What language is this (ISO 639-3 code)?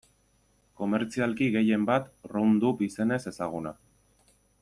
eus